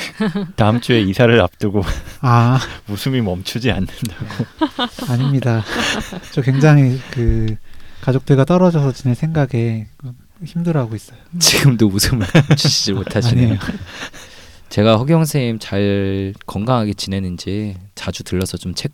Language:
Korean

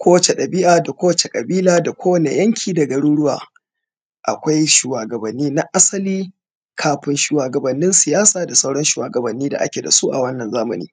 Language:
Hausa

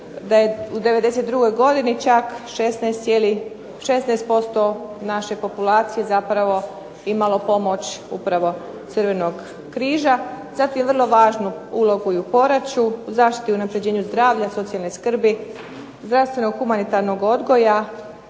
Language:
Croatian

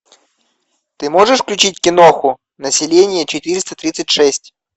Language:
Russian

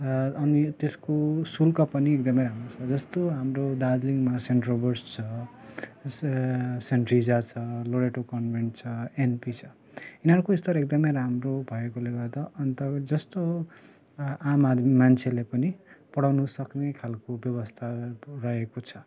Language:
Nepali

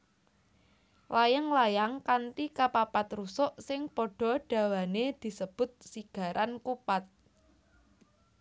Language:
Javanese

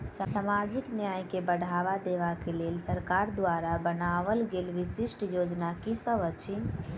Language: Maithili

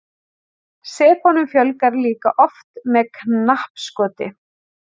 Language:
Icelandic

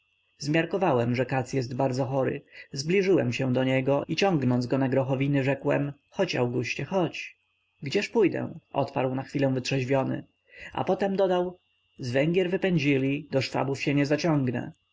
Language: Polish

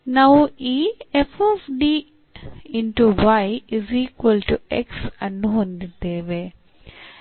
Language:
Kannada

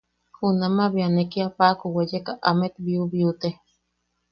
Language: Yaqui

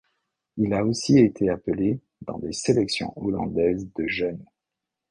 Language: French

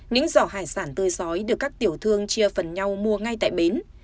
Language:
Vietnamese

